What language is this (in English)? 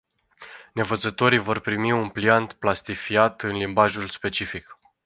Romanian